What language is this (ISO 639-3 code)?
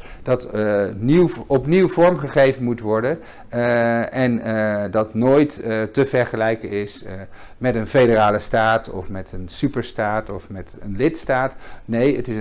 nld